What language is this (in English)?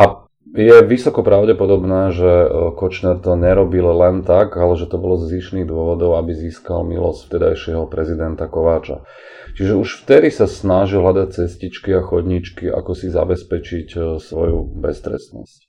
Slovak